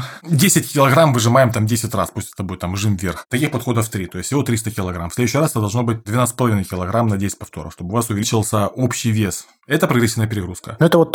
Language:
Russian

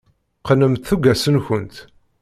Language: Kabyle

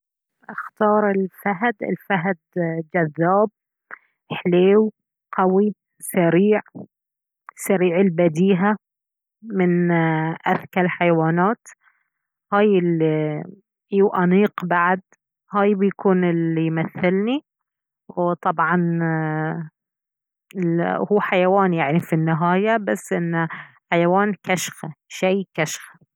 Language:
Baharna Arabic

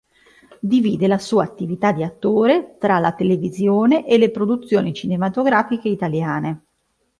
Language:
Italian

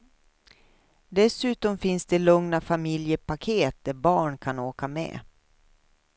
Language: Swedish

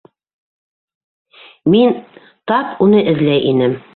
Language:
Bashkir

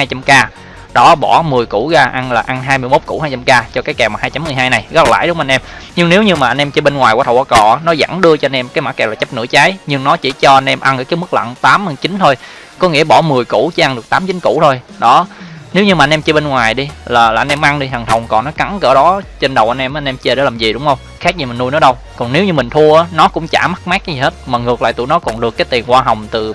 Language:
Vietnamese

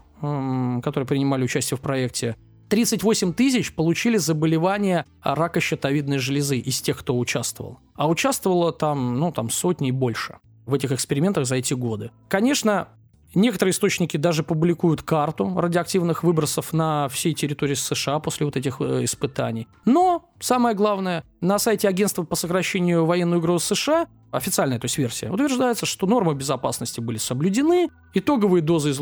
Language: Russian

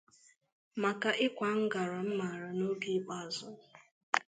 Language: Igbo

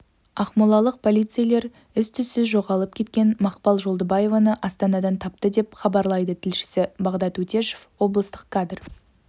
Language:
Kazakh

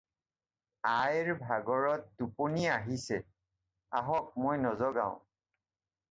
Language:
Assamese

